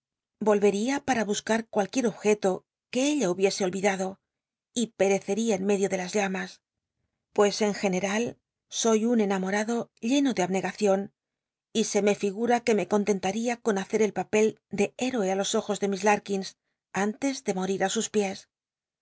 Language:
Spanish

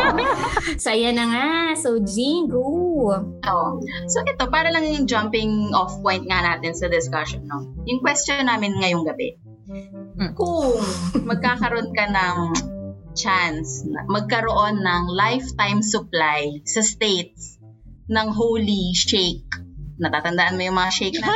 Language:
Filipino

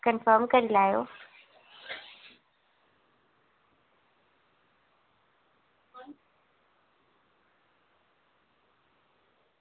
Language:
Dogri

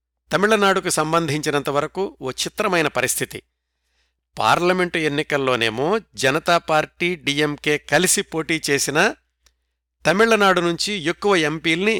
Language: Telugu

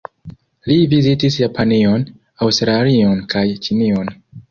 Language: Esperanto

